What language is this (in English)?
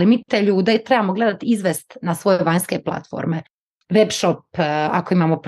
Croatian